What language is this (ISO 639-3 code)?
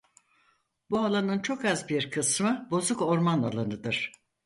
tur